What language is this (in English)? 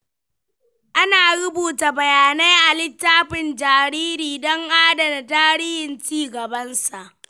Hausa